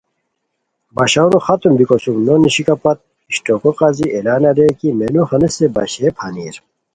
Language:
Khowar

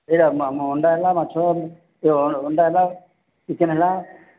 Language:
Odia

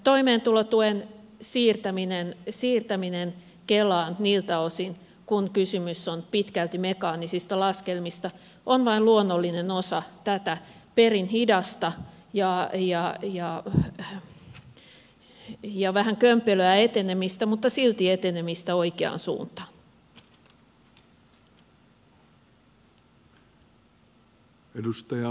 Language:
Finnish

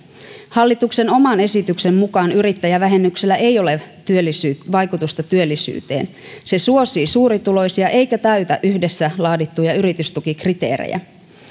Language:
Finnish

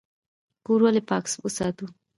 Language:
Pashto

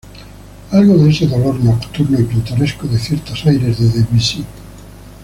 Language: Spanish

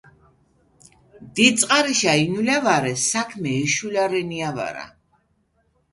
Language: Mingrelian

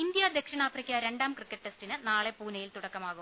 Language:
Malayalam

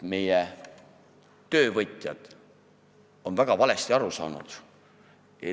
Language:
Estonian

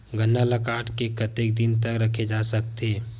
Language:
Chhattisgarhi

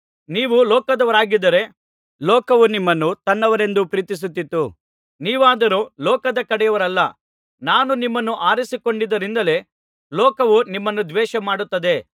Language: Kannada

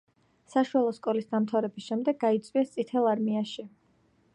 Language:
Georgian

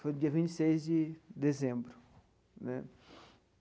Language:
Portuguese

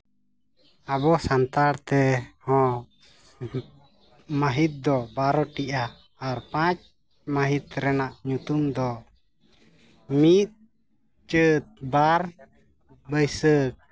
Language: Santali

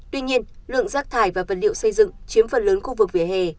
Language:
Vietnamese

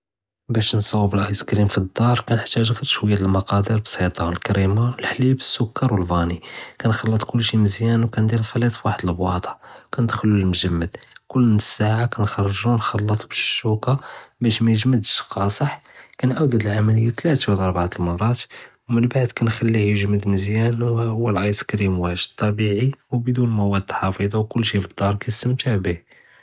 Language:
Judeo-Arabic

